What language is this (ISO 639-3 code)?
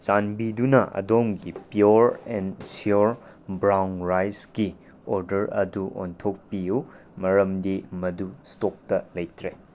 mni